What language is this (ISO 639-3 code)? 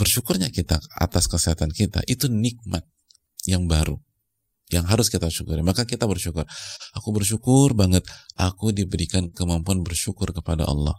ind